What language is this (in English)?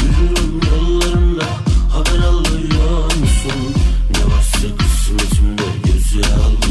Turkish